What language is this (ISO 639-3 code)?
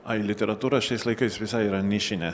lit